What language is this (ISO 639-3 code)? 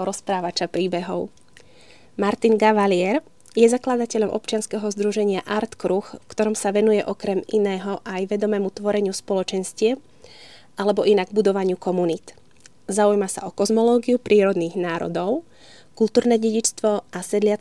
slk